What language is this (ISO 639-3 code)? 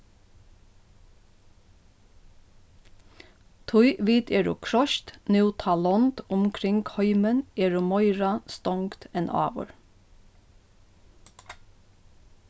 fao